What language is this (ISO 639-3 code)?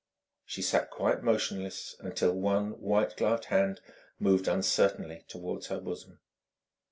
eng